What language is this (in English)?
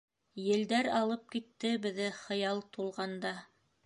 Bashkir